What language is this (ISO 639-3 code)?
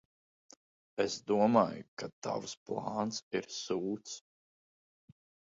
lav